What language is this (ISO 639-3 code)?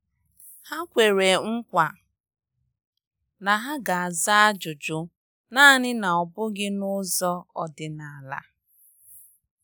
ibo